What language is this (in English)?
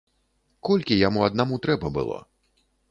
Belarusian